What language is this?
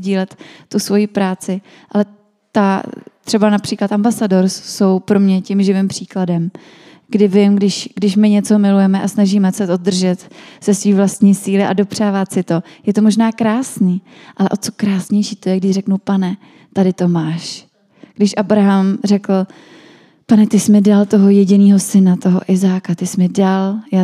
Czech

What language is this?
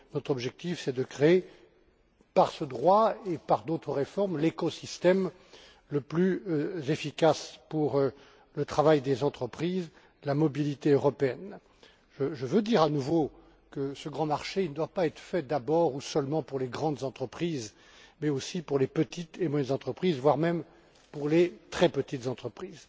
French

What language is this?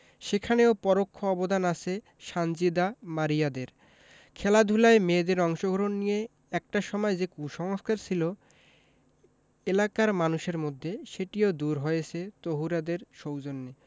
Bangla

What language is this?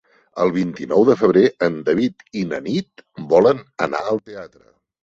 Catalan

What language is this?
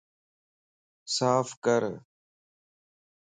Lasi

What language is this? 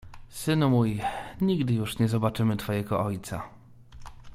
Polish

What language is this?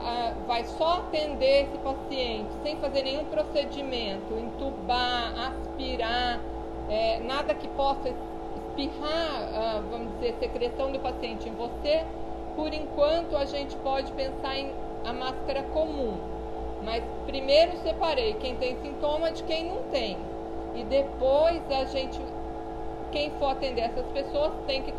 Portuguese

